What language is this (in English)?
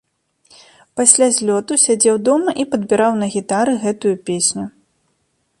Belarusian